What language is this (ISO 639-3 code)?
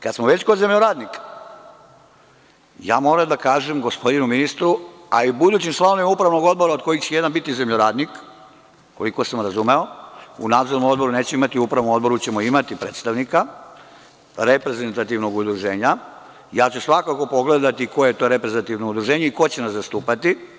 srp